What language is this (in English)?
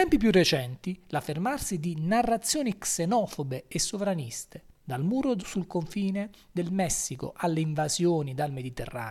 Italian